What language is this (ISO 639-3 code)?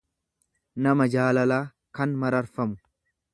orm